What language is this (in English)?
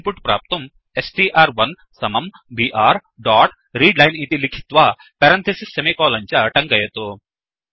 Sanskrit